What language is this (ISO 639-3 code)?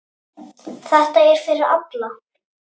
isl